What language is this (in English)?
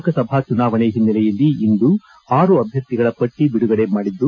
Kannada